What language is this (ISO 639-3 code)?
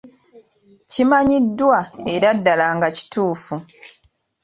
lug